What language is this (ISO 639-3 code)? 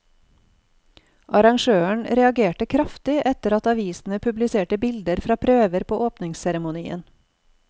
nor